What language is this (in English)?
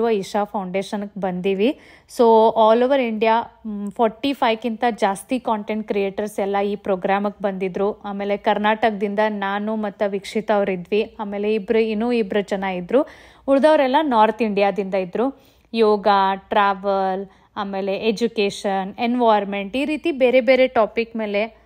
Kannada